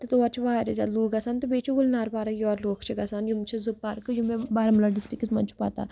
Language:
Kashmiri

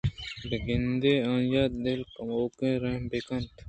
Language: Eastern Balochi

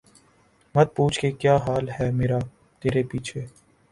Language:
Urdu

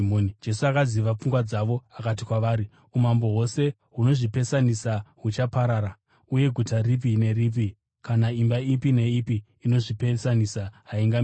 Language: Shona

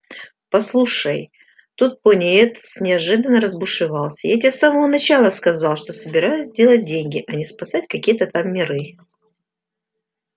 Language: Russian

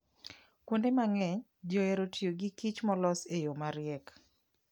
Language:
Luo (Kenya and Tanzania)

